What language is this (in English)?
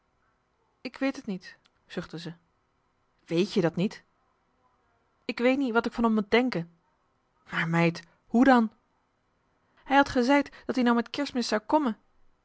Dutch